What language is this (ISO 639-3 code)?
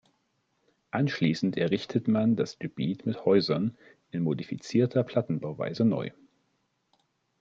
deu